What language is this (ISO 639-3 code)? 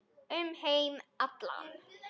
isl